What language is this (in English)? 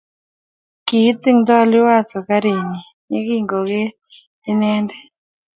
Kalenjin